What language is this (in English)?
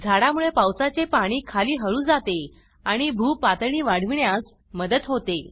Marathi